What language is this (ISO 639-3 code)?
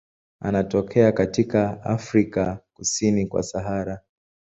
swa